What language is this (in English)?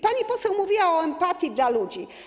Polish